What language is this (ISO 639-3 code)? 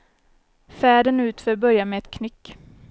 swe